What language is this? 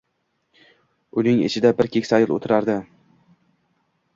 Uzbek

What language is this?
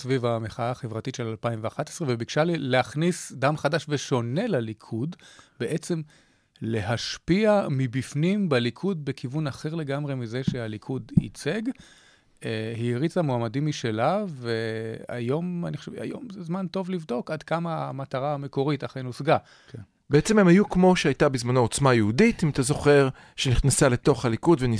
Hebrew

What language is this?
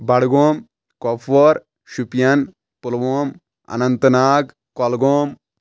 Kashmiri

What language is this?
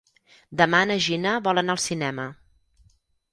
Catalan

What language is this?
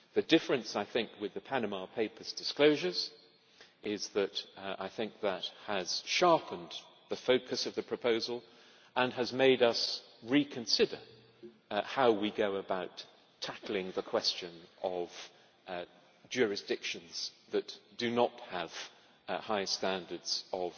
English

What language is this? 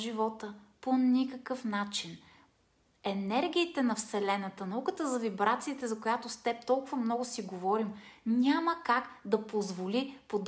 Bulgarian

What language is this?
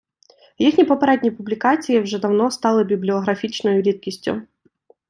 Ukrainian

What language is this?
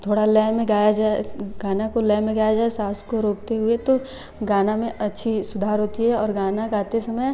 Hindi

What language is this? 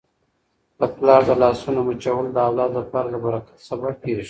Pashto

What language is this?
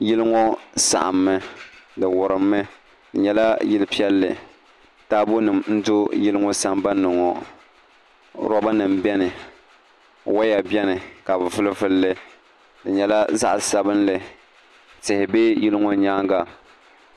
Dagbani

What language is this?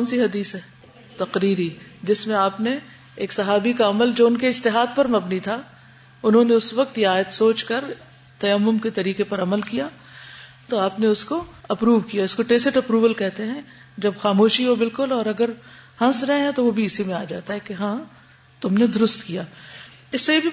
Urdu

